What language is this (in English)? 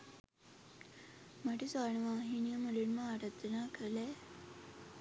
Sinhala